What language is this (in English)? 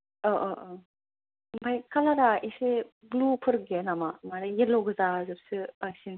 Bodo